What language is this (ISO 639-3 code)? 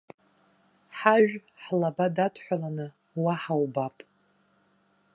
abk